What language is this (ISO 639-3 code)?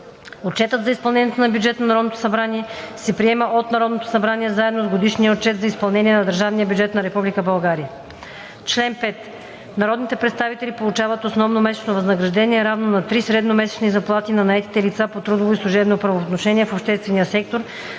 bul